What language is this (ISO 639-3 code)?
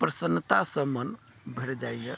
mai